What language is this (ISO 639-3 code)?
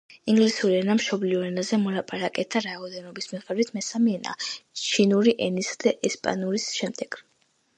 kat